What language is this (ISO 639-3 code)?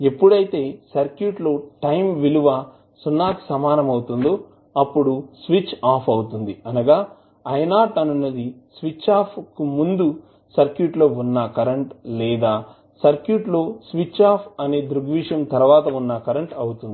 tel